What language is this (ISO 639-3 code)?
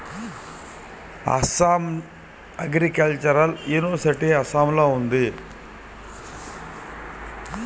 tel